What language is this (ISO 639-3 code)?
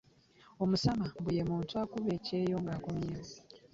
lug